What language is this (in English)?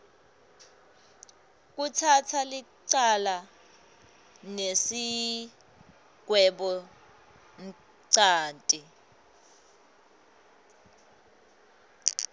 Swati